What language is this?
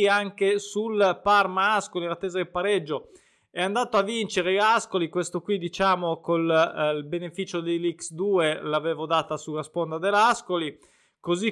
Italian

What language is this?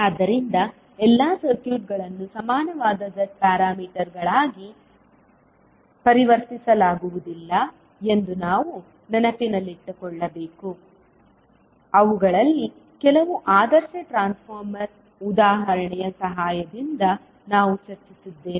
Kannada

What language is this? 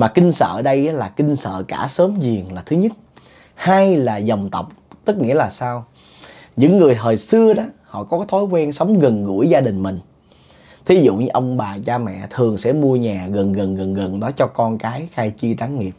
Vietnamese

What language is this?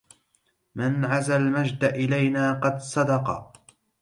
Arabic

